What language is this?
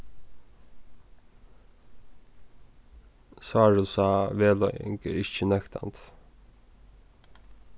Faroese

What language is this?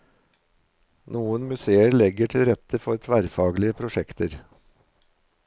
Norwegian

